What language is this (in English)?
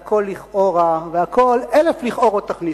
Hebrew